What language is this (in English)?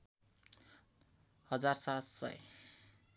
Nepali